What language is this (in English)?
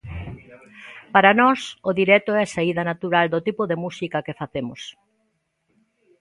Galician